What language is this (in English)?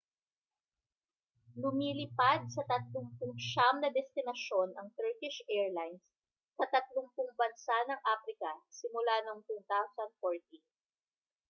Filipino